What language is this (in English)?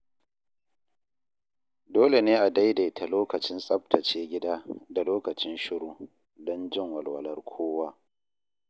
Hausa